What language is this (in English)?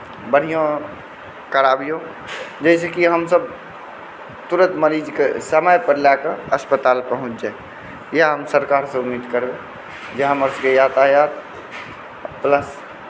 Maithili